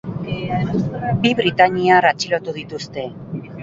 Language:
Basque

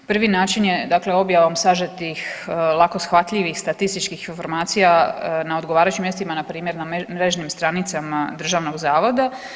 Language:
Croatian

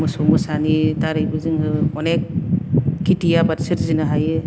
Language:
Bodo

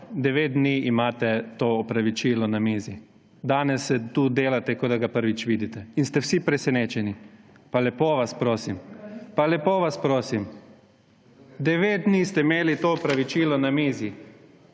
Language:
Slovenian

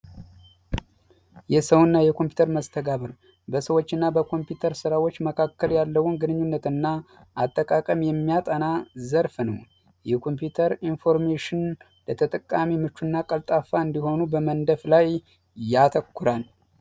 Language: Amharic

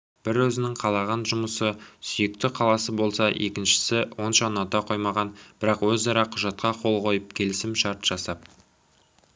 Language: Kazakh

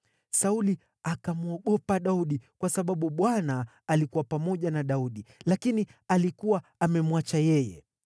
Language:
Swahili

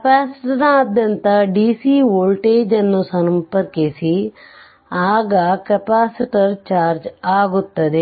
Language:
Kannada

